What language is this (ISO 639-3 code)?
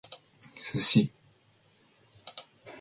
jpn